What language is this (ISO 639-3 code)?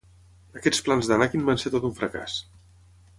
cat